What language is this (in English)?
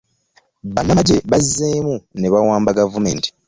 Ganda